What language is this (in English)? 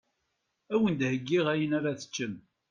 Kabyle